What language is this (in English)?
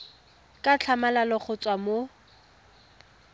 Tswana